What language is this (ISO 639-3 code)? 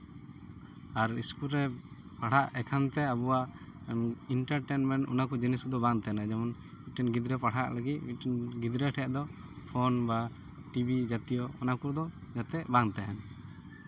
sat